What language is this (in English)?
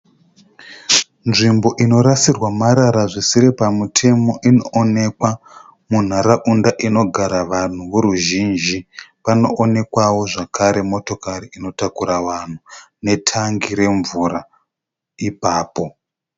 Shona